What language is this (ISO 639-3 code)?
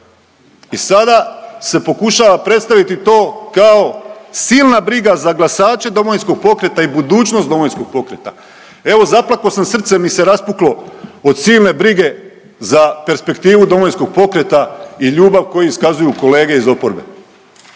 hrv